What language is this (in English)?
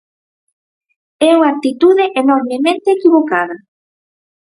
Galician